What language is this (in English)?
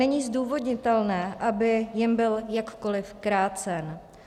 Czech